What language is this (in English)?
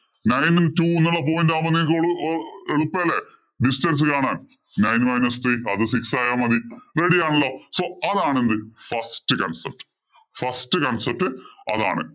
Malayalam